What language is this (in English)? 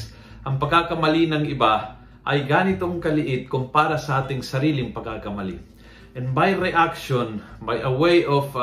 Filipino